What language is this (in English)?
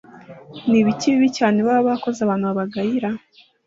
Kinyarwanda